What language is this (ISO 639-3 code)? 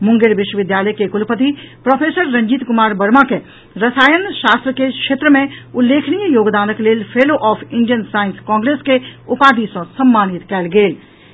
mai